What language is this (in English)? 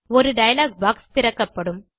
Tamil